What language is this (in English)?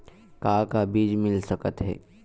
Chhattisgarhi